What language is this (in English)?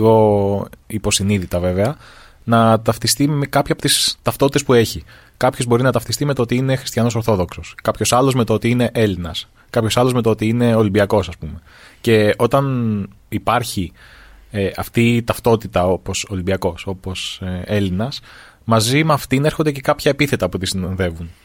Greek